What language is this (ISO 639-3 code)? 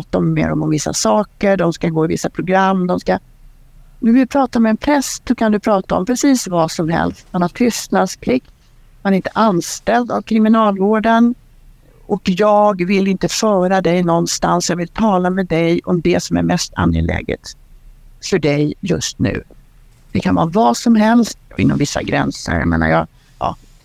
swe